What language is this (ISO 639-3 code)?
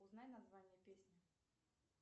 rus